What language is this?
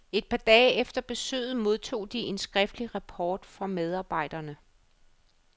Danish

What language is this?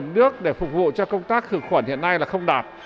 Vietnamese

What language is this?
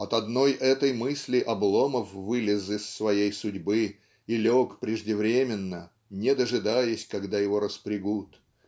Russian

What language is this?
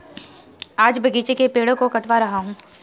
Hindi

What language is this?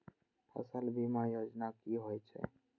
Maithili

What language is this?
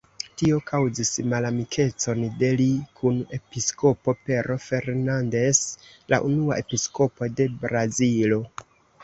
Esperanto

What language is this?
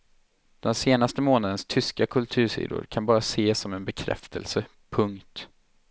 Swedish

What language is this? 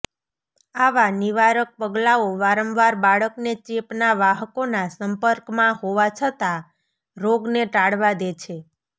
Gujarati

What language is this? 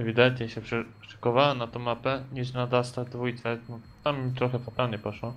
Polish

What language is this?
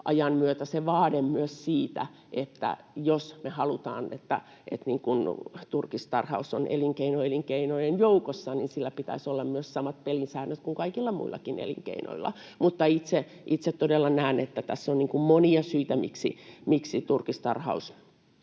Finnish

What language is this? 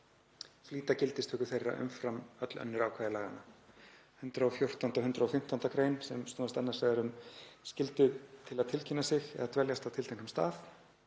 Icelandic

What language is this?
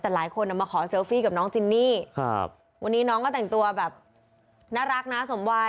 Thai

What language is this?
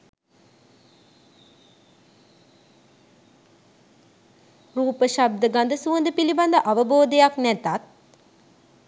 Sinhala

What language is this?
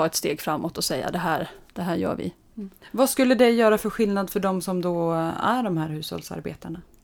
Swedish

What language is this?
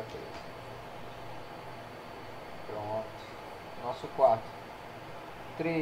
Portuguese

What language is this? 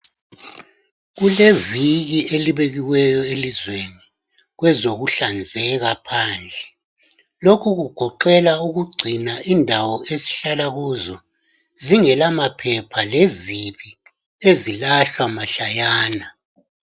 North Ndebele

